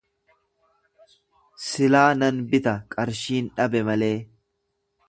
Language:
Oromo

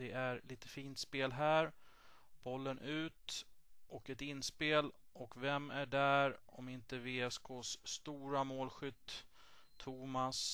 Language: Swedish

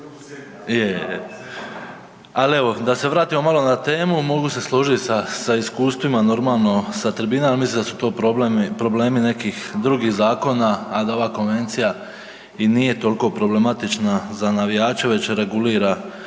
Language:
Croatian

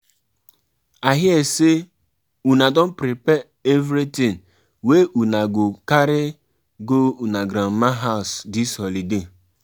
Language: Nigerian Pidgin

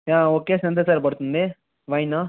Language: Telugu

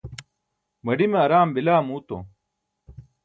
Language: Burushaski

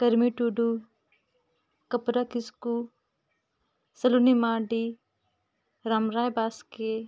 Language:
Santali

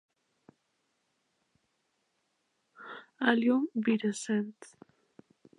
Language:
Spanish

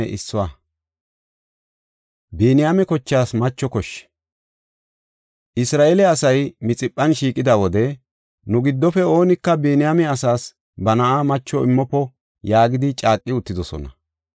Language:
Gofa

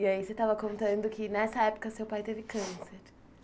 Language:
Portuguese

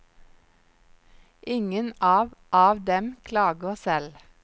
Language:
Norwegian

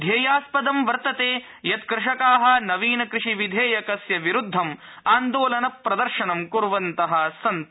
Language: Sanskrit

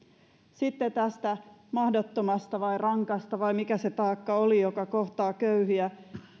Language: Finnish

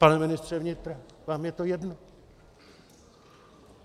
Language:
Czech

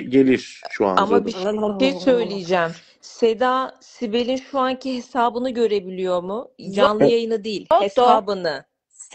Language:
Turkish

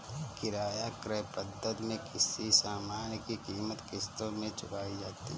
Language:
Hindi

